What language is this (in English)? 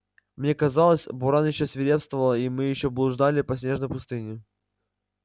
Russian